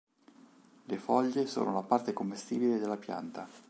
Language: Italian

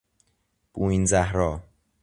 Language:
Persian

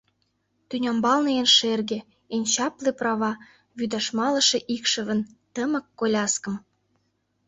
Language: Mari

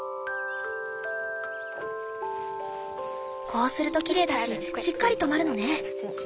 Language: Japanese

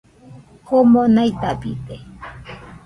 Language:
Nüpode Huitoto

